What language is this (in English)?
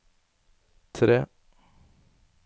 Norwegian